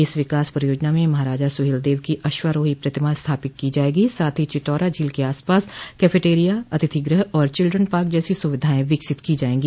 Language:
Hindi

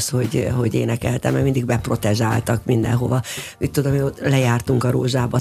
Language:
Hungarian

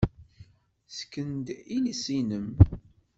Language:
Kabyle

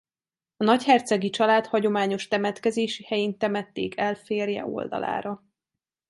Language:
Hungarian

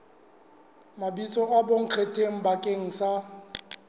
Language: Southern Sotho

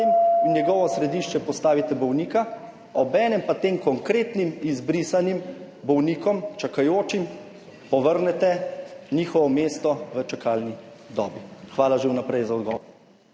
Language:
Slovenian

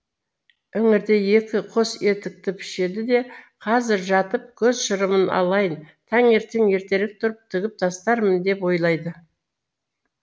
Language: Kazakh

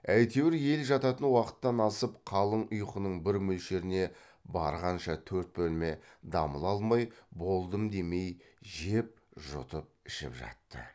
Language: Kazakh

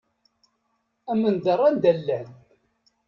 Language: Kabyle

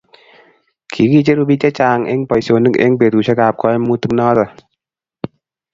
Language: Kalenjin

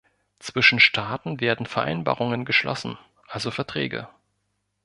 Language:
German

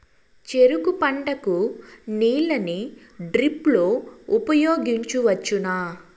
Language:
Telugu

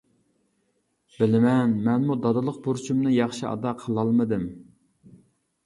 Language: Uyghur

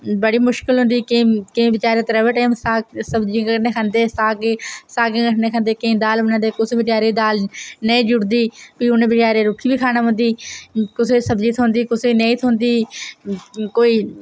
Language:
Dogri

